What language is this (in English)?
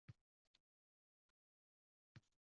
Uzbek